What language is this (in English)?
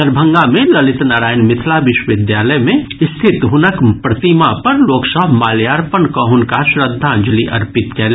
Maithili